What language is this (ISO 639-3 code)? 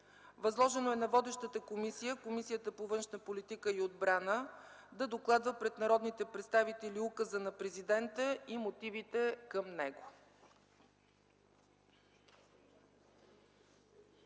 bul